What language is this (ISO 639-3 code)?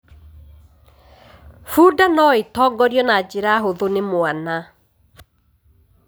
kik